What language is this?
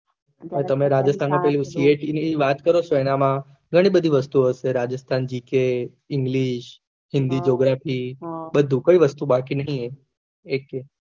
Gujarati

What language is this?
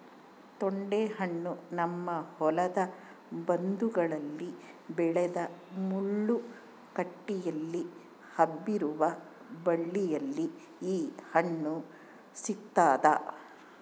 Kannada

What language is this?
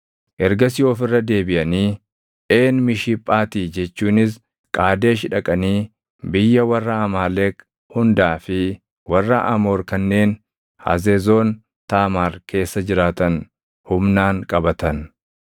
Oromo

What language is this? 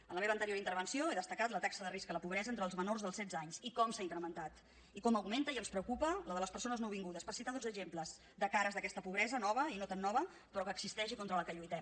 Catalan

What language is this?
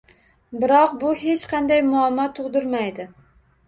Uzbek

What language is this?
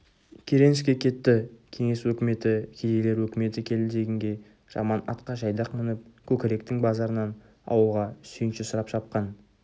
Kazakh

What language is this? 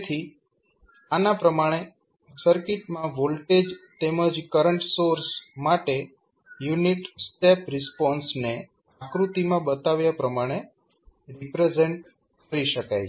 Gujarati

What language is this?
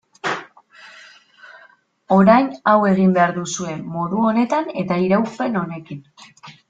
Basque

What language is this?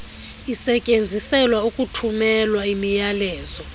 Xhosa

